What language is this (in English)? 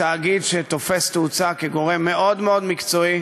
Hebrew